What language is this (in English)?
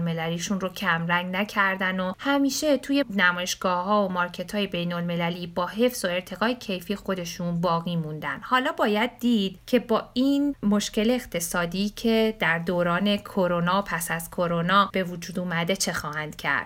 Persian